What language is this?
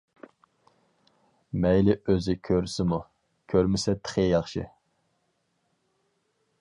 Uyghur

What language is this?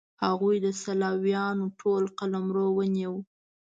Pashto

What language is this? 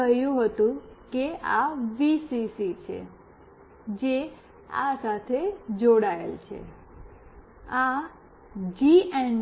Gujarati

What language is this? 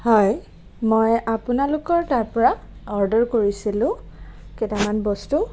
Assamese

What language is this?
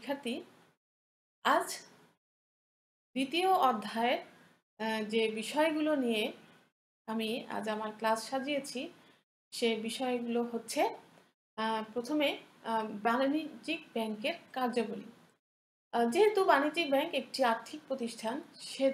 Hindi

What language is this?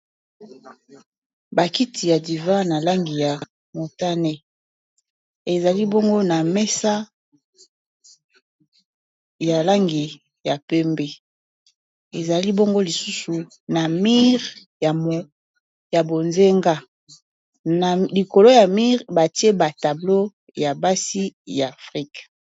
Lingala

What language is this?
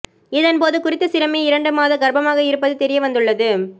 Tamil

